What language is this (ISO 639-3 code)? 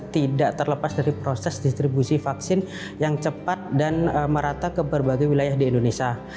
ind